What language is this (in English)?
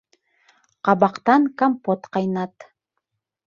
Bashkir